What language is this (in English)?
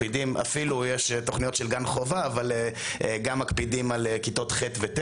Hebrew